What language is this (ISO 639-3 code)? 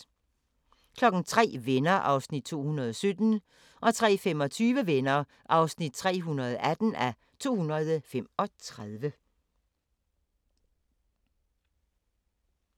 dan